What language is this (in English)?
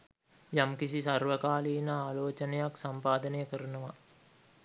Sinhala